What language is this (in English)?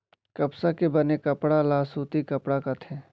Chhattisgarhi